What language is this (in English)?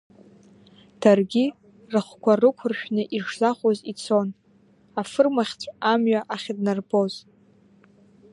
Abkhazian